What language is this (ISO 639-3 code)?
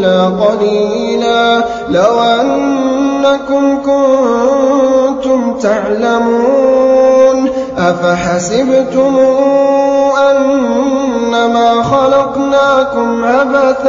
ara